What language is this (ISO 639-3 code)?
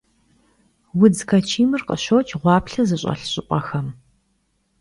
kbd